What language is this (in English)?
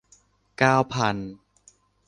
Thai